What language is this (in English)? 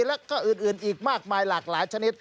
Thai